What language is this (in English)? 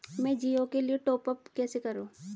Hindi